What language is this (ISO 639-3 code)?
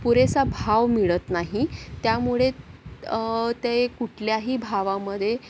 mar